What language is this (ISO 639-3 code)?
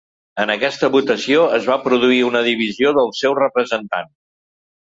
cat